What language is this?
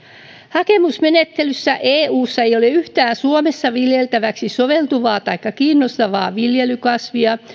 Finnish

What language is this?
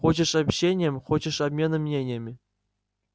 Russian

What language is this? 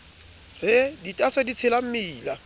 Southern Sotho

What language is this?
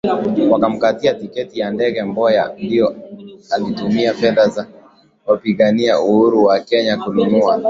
Swahili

